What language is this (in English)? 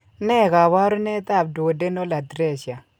Kalenjin